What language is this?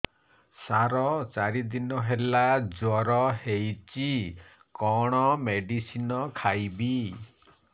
Odia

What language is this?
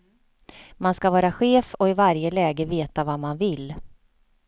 Swedish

